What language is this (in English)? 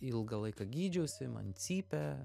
Lithuanian